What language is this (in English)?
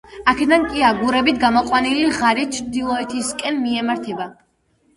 Georgian